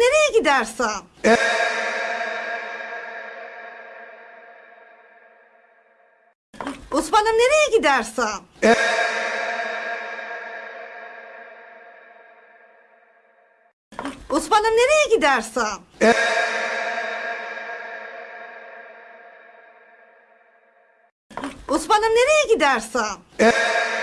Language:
Turkish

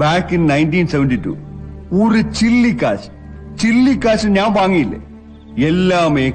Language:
Malayalam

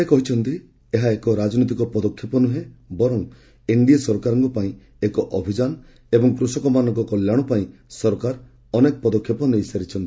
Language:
Odia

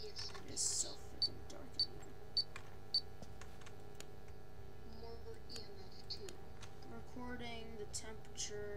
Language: English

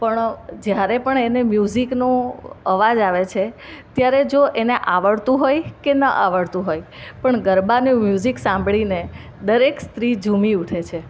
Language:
Gujarati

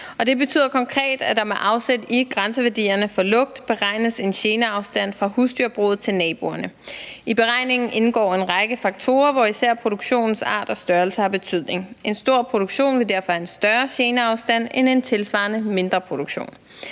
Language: Danish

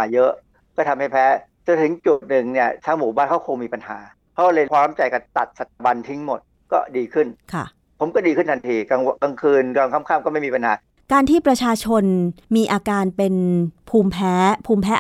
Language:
Thai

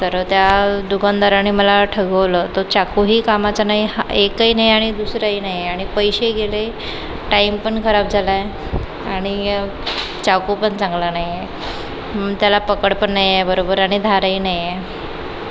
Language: Marathi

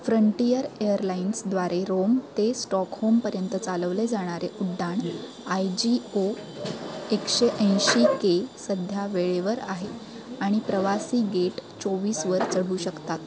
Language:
Marathi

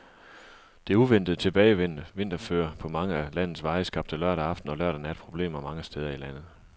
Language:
Danish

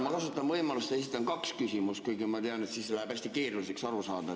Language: Estonian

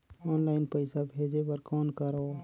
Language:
Chhattisgarhi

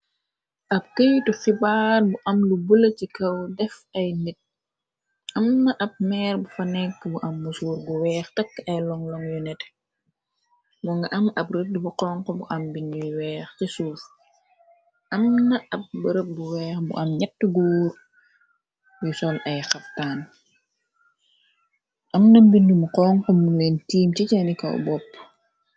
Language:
Wolof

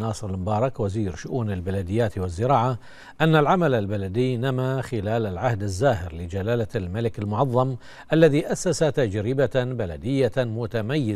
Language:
Arabic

